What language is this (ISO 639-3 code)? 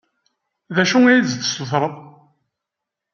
kab